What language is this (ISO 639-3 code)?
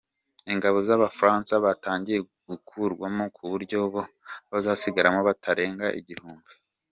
kin